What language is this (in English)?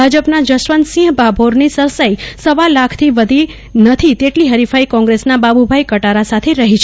Gujarati